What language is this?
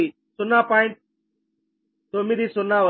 Telugu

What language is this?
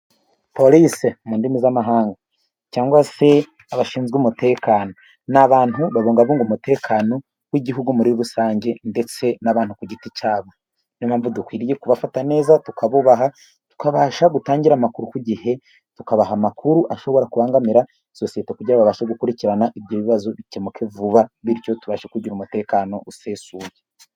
Kinyarwanda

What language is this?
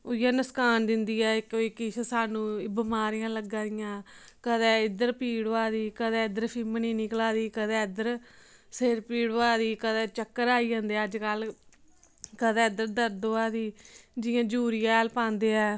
Dogri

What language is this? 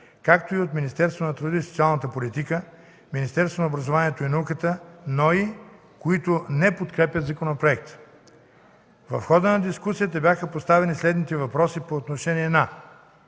Bulgarian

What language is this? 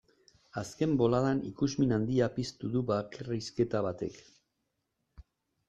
Basque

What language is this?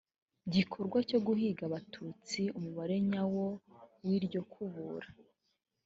Kinyarwanda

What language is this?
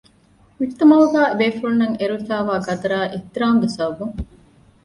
Divehi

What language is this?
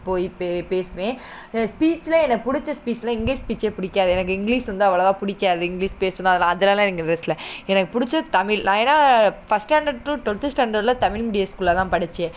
Tamil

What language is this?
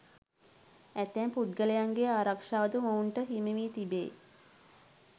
Sinhala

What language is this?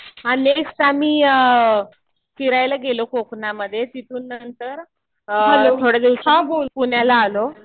Marathi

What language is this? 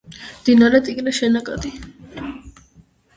Georgian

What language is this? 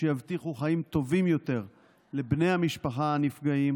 Hebrew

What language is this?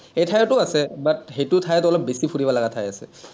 Assamese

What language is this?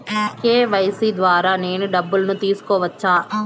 Telugu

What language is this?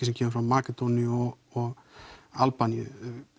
Icelandic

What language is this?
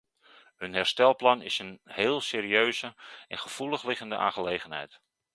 Dutch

